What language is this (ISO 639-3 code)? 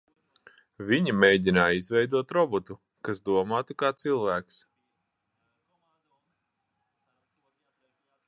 lav